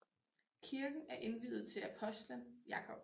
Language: Danish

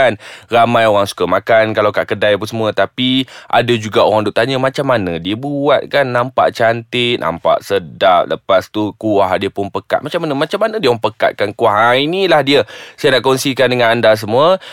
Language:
Malay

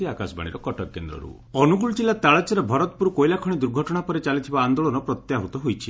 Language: Odia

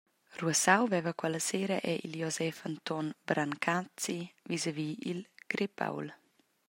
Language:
Romansh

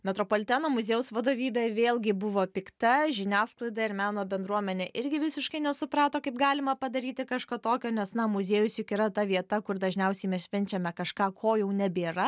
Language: Lithuanian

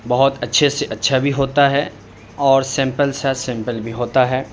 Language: Urdu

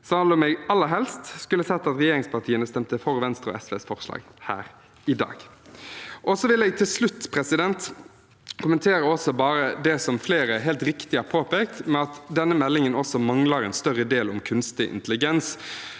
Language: Norwegian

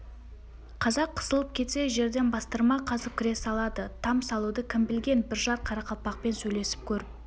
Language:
Kazakh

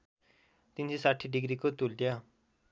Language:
Nepali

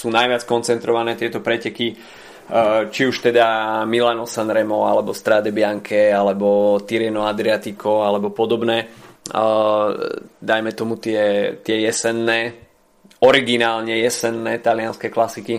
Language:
Slovak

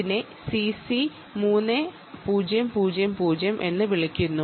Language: Malayalam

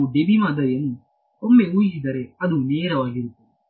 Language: Kannada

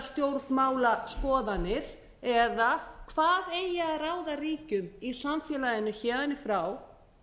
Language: Icelandic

